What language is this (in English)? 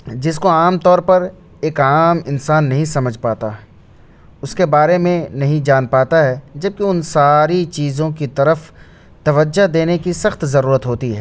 Urdu